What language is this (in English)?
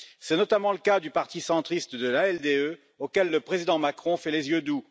French